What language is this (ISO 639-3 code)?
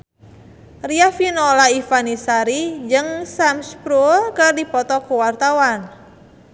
sun